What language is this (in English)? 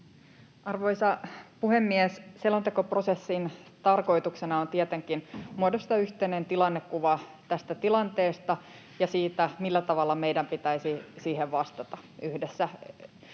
Finnish